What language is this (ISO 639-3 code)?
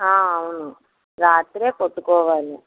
tel